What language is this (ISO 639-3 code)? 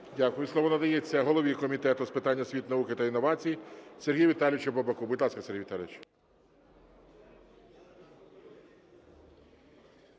ukr